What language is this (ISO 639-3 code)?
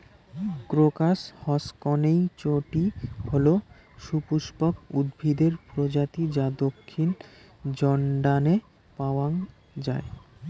ben